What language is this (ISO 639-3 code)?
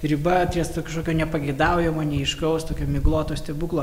lit